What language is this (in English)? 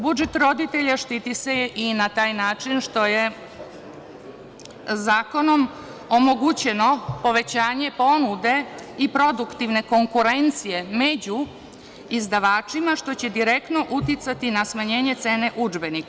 Serbian